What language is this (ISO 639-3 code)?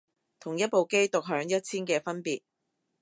yue